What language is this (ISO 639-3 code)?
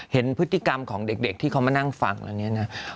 tha